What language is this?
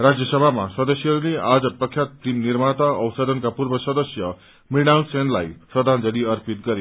Nepali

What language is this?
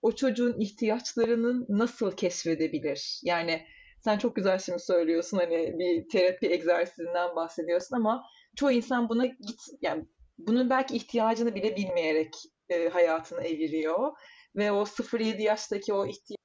Turkish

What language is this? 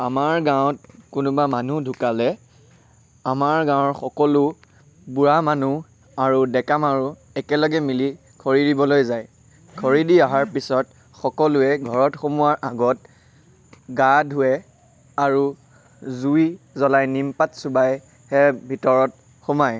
Assamese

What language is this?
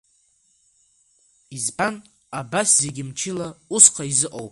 Abkhazian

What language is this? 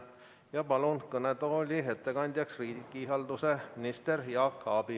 Estonian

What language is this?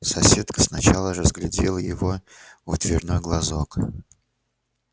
Russian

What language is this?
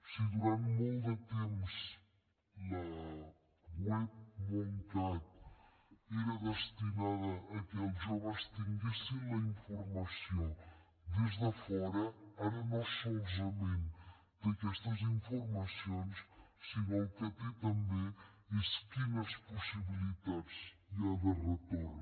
Catalan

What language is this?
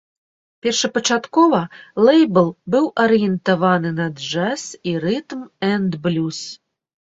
Belarusian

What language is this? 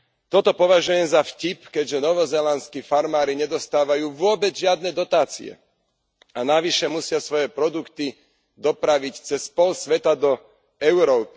Slovak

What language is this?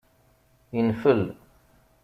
Kabyle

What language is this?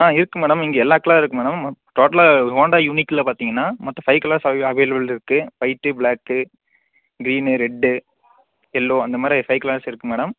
Tamil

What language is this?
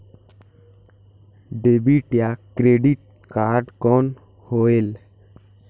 Chhattisgarhi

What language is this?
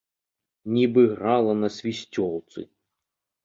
Belarusian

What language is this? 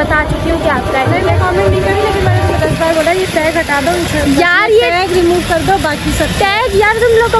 Hindi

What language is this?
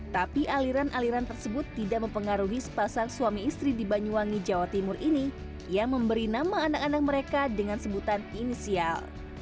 Indonesian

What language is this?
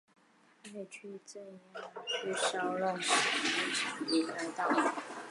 Chinese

